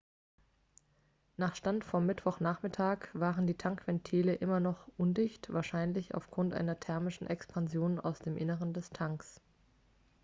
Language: German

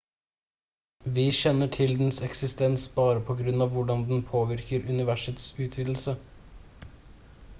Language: Norwegian Bokmål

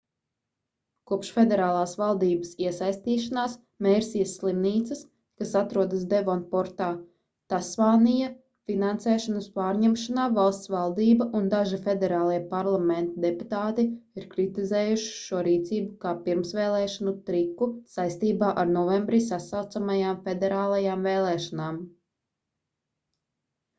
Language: Latvian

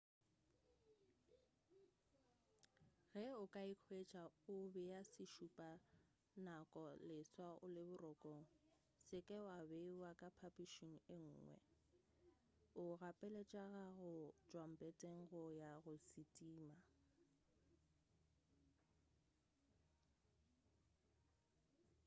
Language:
Northern Sotho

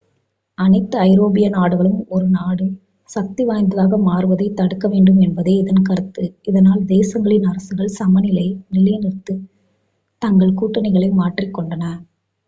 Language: Tamil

